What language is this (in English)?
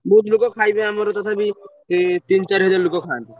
Odia